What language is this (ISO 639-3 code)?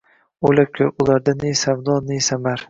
uzb